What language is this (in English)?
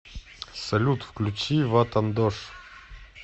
Russian